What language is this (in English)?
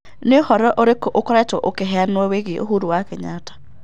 Kikuyu